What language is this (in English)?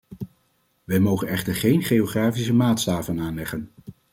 Dutch